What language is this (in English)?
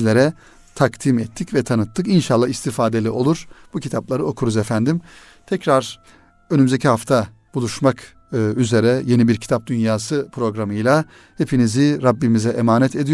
Turkish